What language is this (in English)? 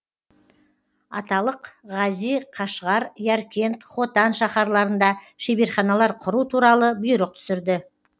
Kazakh